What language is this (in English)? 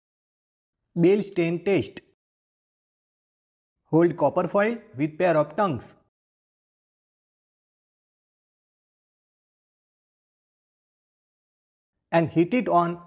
English